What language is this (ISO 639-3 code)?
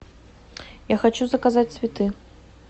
rus